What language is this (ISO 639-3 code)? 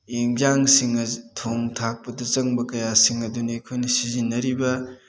mni